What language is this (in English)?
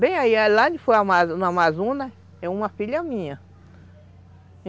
Portuguese